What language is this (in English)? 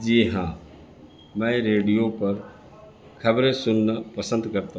Urdu